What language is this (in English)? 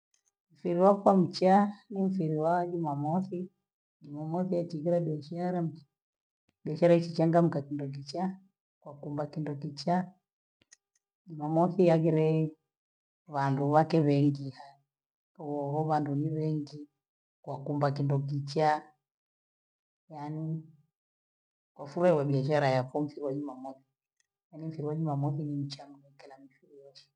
Gweno